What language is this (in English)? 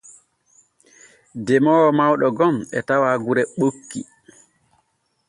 Borgu Fulfulde